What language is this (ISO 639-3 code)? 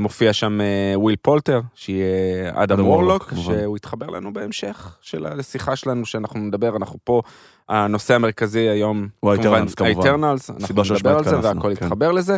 heb